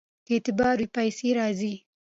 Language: Pashto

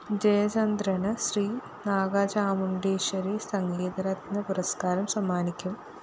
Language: Malayalam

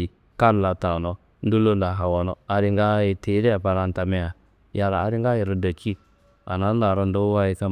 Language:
Kanembu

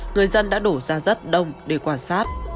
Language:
Vietnamese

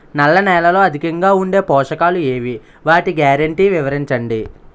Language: Telugu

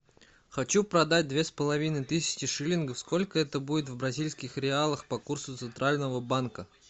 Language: Russian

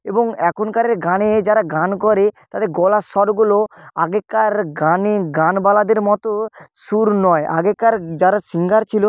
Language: Bangla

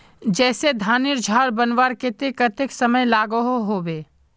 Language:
Magahi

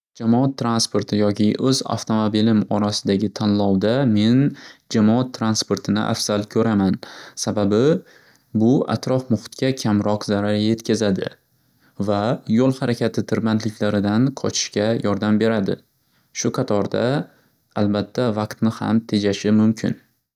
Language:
Uzbek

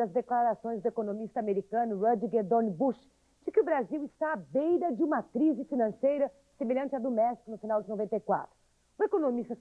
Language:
Portuguese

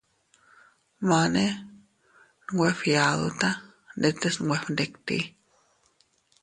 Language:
Teutila Cuicatec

